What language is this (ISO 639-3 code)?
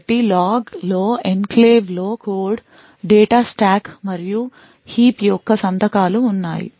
tel